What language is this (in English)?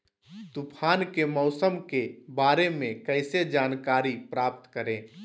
Magahi